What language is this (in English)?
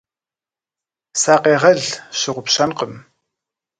Kabardian